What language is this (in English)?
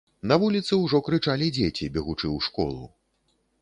Belarusian